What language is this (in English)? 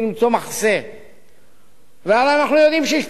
Hebrew